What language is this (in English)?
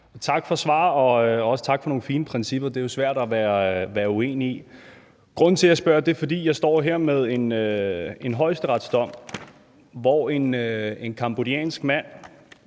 Danish